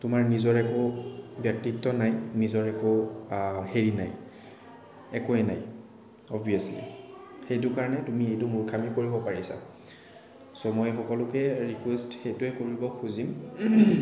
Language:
Assamese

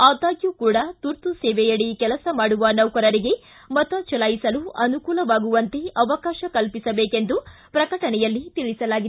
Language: Kannada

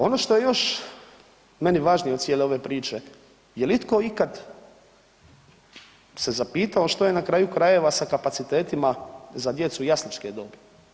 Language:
Croatian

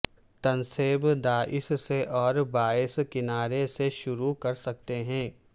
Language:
Urdu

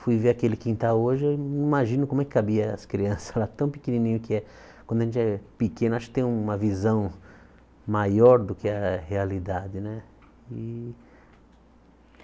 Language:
Portuguese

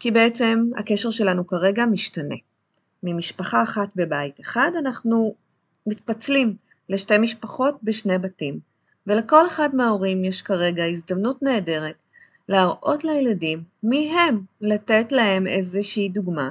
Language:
Hebrew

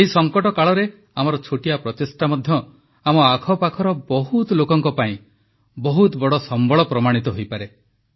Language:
Odia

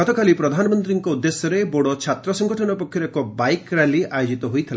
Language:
Odia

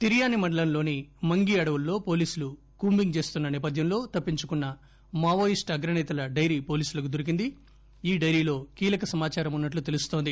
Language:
Telugu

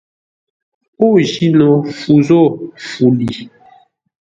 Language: Ngombale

